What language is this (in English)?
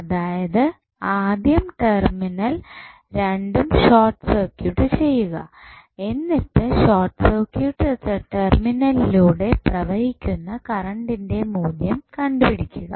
Malayalam